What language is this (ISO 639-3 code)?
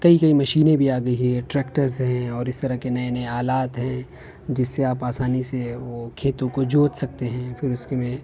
urd